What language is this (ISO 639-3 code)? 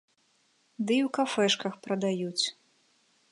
bel